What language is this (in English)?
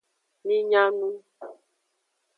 Aja (Benin)